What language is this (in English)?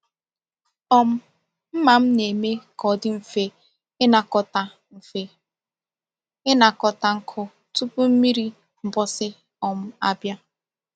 Igbo